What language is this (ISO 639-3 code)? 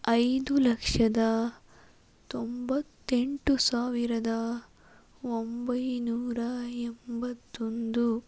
kan